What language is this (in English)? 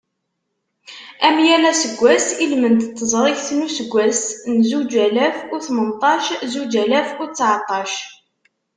Kabyle